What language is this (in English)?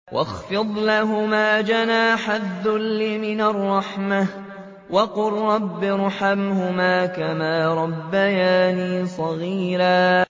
Arabic